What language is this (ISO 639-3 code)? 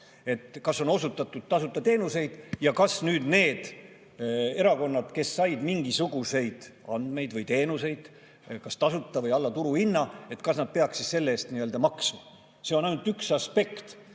est